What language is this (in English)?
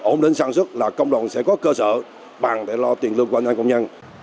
Vietnamese